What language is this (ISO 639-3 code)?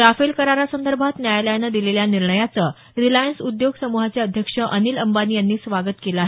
mar